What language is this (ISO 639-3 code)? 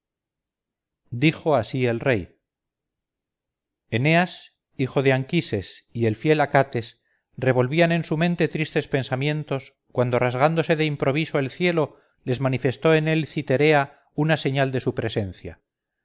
spa